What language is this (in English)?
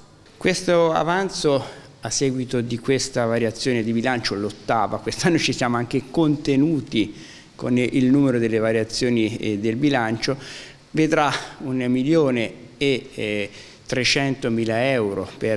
Italian